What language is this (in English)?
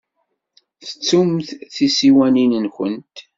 Kabyle